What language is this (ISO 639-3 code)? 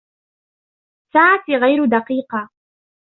ara